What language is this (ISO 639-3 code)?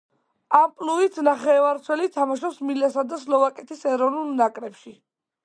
kat